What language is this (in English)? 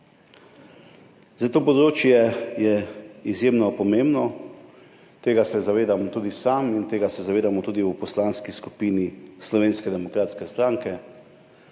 Slovenian